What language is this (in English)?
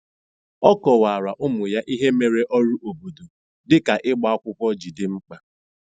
Igbo